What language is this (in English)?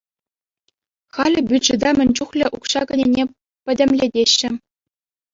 Chuvash